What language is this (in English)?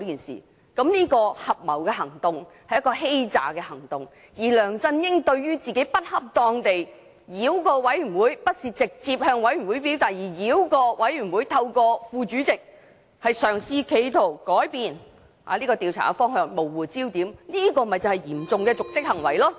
Cantonese